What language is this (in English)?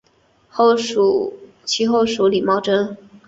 Chinese